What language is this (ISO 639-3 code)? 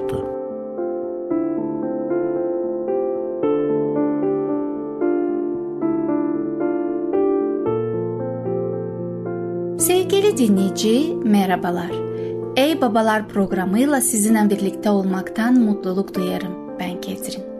tur